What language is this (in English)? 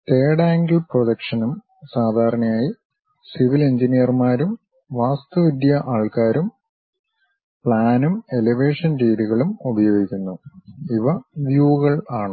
Malayalam